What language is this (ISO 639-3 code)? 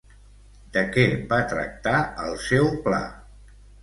cat